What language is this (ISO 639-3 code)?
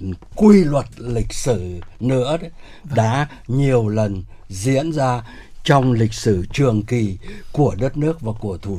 vie